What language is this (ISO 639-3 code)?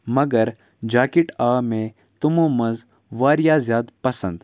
kas